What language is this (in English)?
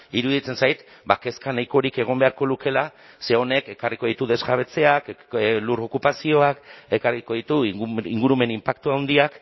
Basque